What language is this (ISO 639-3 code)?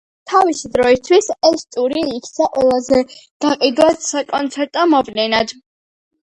kat